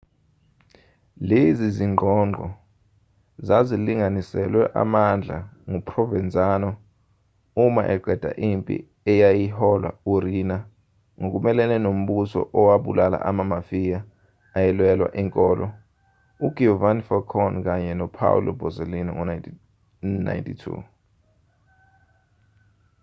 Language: Zulu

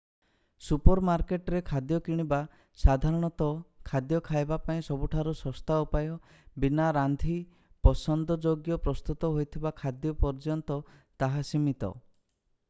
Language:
Odia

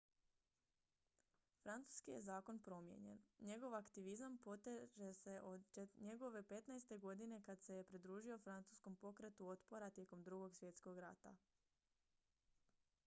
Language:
Croatian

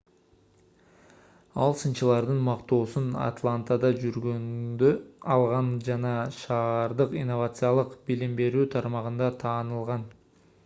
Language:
Kyrgyz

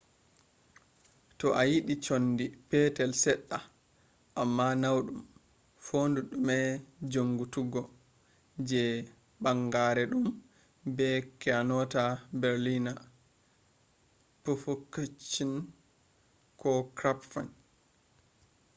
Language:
Fula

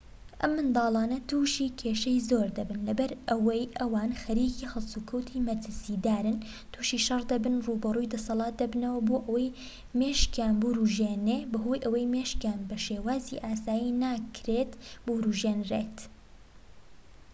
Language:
Central Kurdish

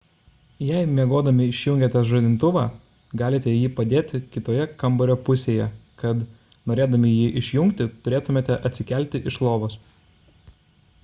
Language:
Lithuanian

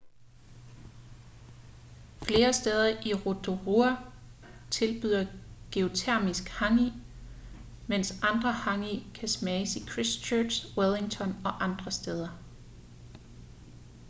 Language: Danish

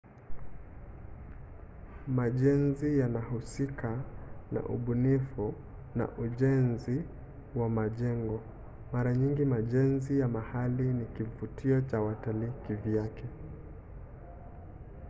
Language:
Swahili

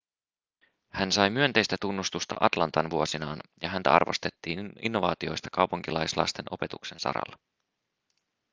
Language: Finnish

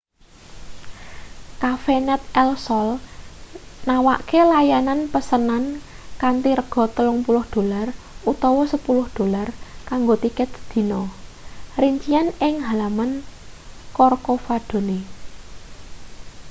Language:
Javanese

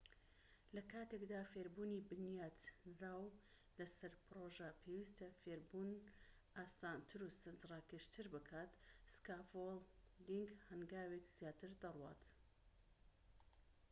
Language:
Central Kurdish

